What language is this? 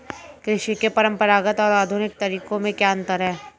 Hindi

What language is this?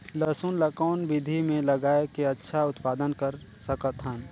Chhattisgarhi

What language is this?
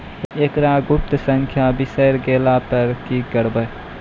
Maithili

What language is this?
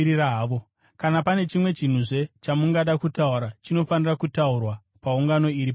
Shona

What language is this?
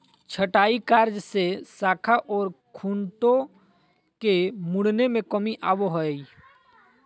Magahi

